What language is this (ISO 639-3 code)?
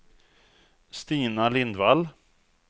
swe